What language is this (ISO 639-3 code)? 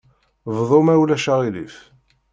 kab